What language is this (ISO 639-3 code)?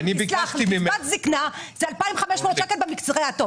heb